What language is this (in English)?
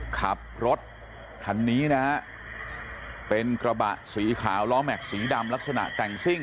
Thai